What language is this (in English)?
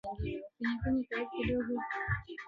Swahili